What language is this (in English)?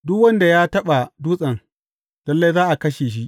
Hausa